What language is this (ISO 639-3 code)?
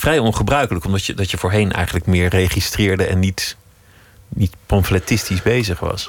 nld